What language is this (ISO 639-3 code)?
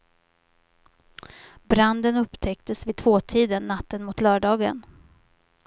swe